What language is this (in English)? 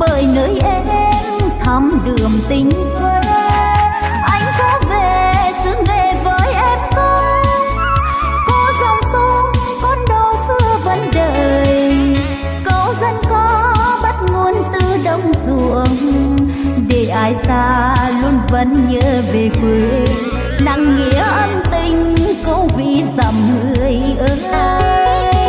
Vietnamese